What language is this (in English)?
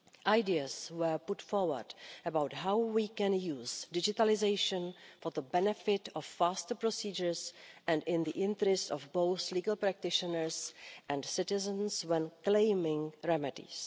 English